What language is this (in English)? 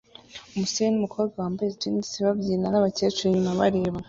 Kinyarwanda